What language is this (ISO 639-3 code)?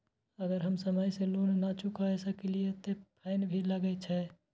mai